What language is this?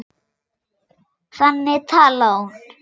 Icelandic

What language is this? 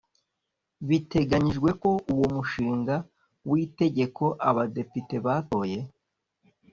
Kinyarwanda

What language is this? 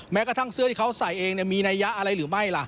Thai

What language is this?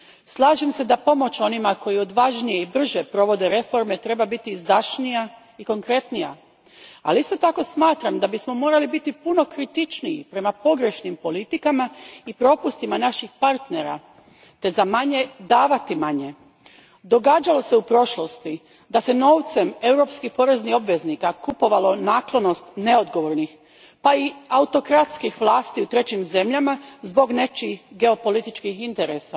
Croatian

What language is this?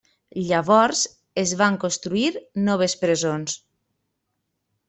Catalan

